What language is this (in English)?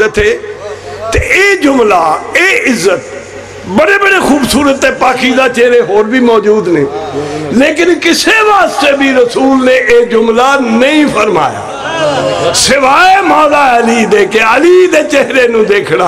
Arabic